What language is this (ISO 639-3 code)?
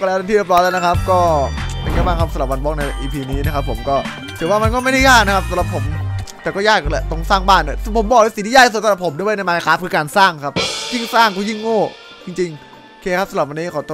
tha